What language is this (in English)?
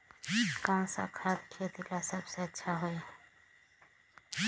Magahi